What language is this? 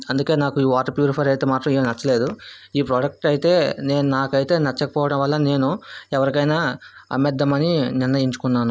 Telugu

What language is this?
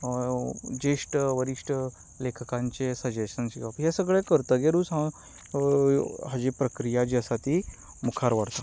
Konkani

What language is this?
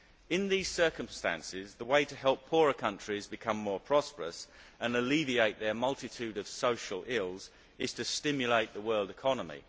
English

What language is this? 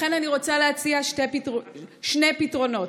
Hebrew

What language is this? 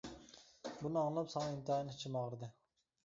Uyghur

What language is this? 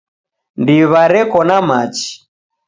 Taita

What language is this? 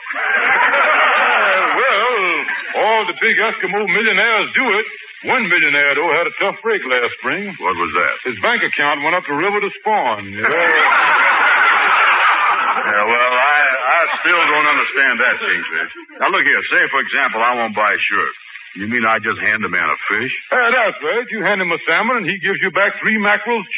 English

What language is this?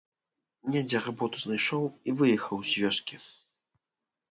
Belarusian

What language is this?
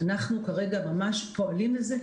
Hebrew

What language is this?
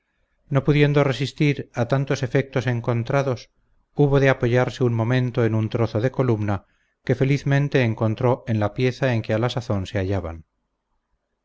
Spanish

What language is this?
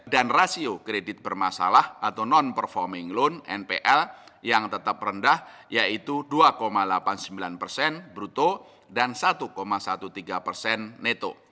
Indonesian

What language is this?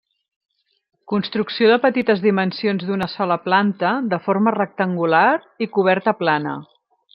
Catalan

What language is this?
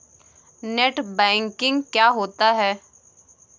Hindi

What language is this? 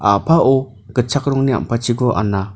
Garo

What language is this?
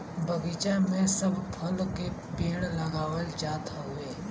Bhojpuri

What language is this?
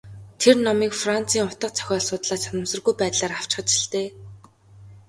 Mongolian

